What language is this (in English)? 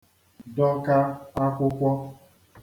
Igbo